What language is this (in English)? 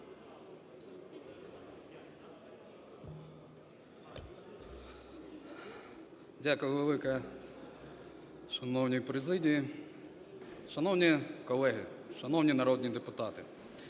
Ukrainian